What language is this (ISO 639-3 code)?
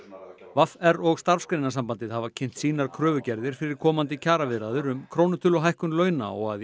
isl